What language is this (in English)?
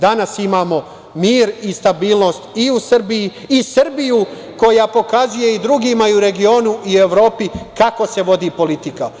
Serbian